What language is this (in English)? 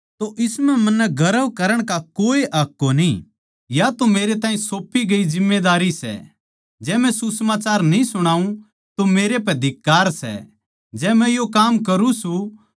Haryanvi